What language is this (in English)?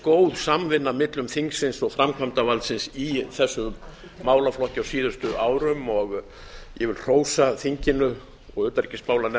Icelandic